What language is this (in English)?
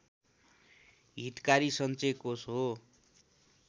Nepali